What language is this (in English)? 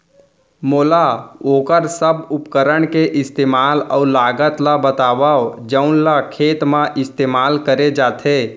Chhattisgarhi